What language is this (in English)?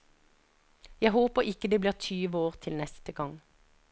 Norwegian